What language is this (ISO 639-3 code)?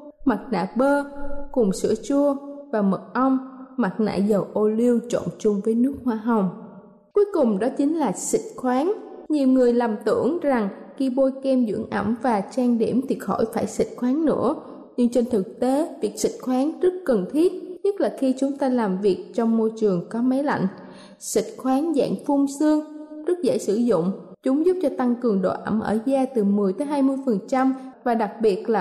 vie